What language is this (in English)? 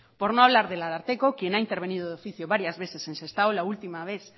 Spanish